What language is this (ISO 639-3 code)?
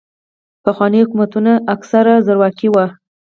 pus